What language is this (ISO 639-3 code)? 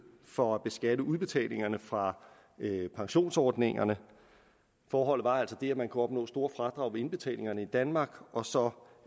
dan